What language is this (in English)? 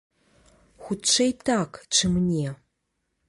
Belarusian